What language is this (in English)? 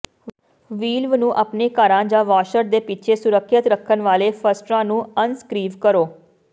Punjabi